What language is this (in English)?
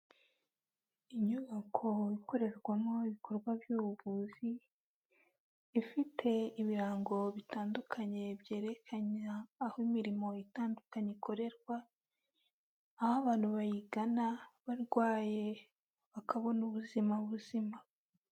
Kinyarwanda